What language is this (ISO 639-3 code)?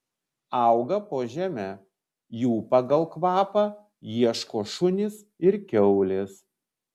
lit